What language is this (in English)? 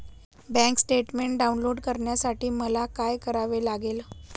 Marathi